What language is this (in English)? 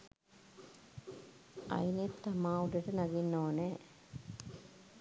Sinhala